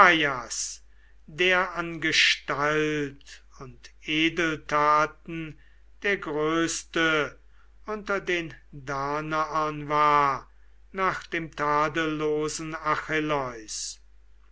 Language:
German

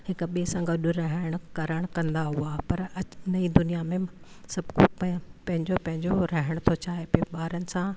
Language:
Sindhi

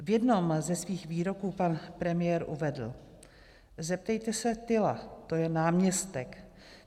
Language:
Czech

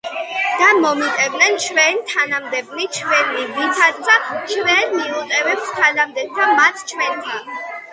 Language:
Georgian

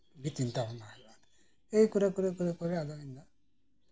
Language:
Santali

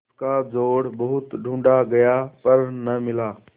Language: Hindi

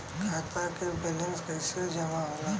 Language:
Bhojpuri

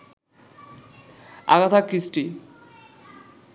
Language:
Bangla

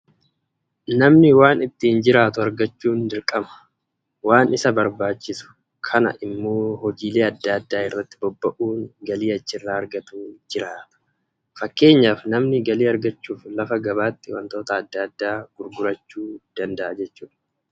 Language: Oromo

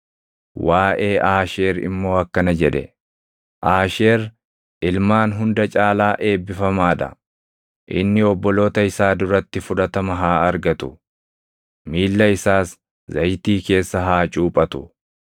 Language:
Oromo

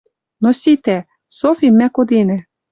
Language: Western Mari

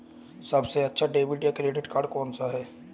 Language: Hindi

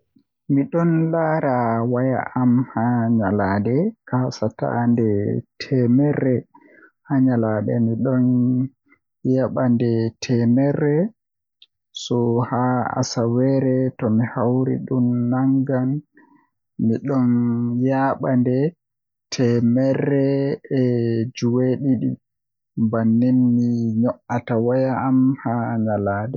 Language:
Western Niger Fulfulde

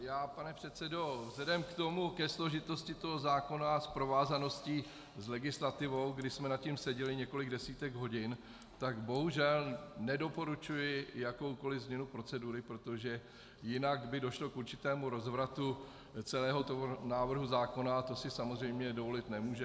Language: Czech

